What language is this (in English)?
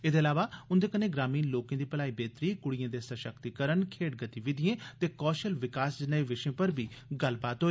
Dogri